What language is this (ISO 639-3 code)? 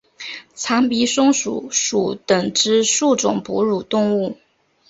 zho